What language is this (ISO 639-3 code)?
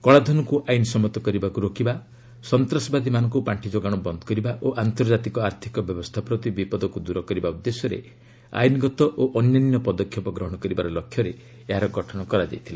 ori